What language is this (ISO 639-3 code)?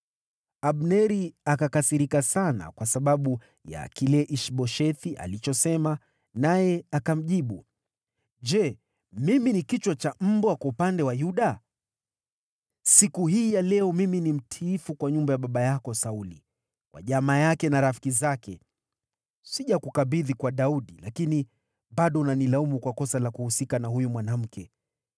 swa